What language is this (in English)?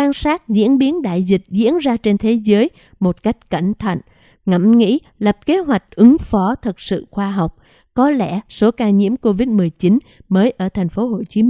Vietnamese